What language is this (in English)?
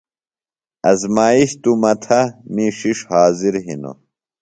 Phalura